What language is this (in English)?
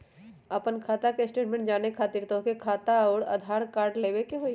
Magahi